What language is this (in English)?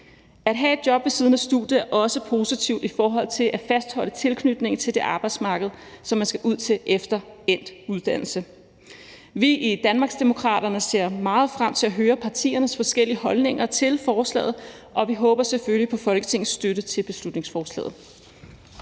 Danish